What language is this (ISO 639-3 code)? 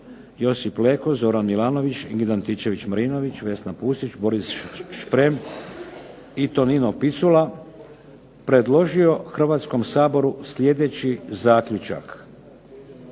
hrv